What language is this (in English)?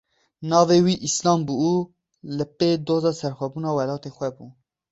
Kurdish